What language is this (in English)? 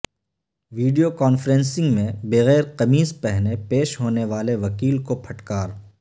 Urdu